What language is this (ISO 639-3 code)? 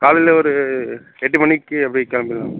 tam